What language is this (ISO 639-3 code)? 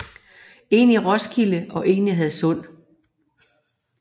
dan